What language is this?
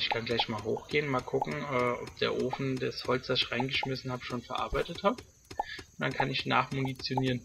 German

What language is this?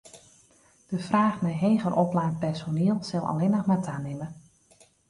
Western Frisian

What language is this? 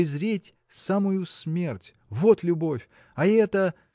Russian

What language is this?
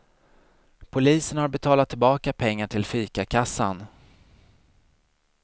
Swedish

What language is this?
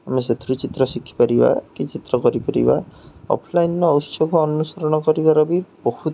Odia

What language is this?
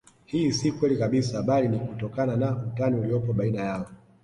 Swahili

